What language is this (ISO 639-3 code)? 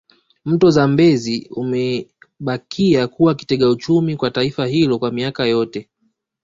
swa